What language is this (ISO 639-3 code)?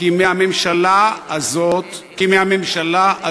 heb